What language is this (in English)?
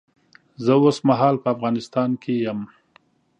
Pashto